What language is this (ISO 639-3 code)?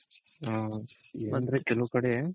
kan